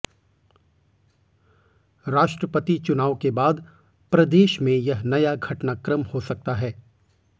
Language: Hindi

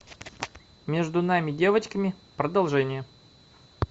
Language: Russian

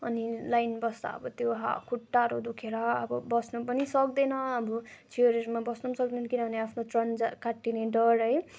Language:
Nepali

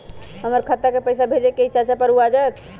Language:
Magahi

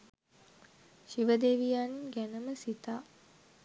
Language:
Sinhala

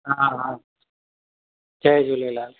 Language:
Sindhi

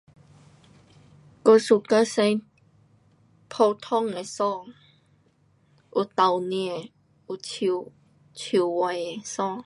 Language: Pu-Xian Chinese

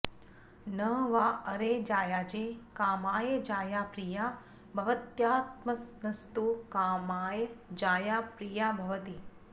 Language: Sanskrit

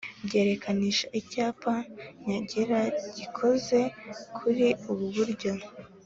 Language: Kinyarwanda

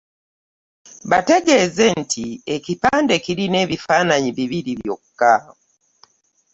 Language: Ganda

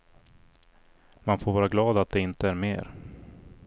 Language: Swedish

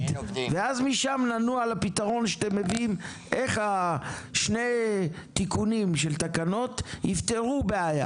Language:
Hebrew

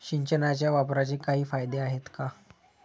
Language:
Marathi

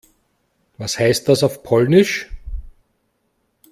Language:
German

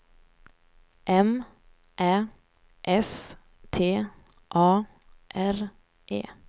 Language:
Swedish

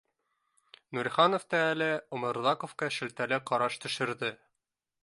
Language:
Bashkir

